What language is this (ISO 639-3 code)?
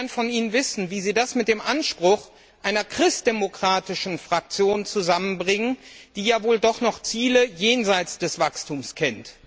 deu